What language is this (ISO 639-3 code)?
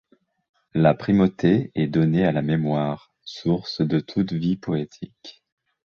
fra